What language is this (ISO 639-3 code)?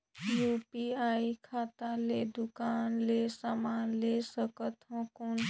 hne